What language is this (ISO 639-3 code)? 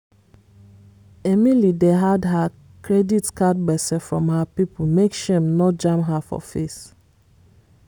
pcm